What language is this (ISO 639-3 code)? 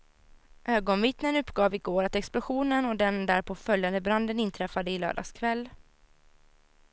swe